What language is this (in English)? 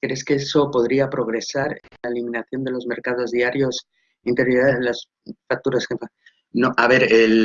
Spanish